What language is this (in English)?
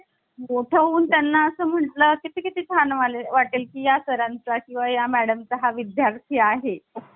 Marathi